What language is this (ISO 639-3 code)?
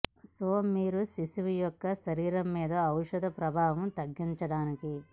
tel